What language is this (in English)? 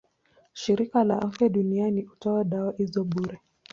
Swahili